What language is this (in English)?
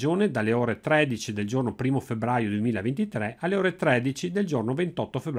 Italian